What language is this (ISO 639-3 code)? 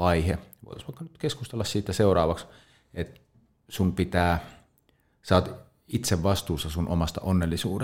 fin